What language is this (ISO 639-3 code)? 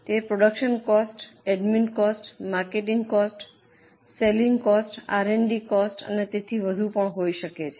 guj